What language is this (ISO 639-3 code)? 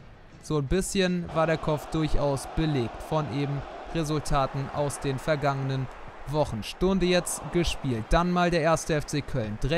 deu